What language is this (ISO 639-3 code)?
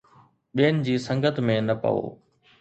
snd